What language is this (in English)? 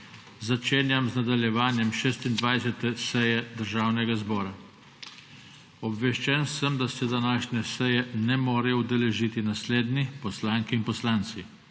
Slovenian